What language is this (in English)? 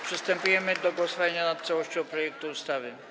Polish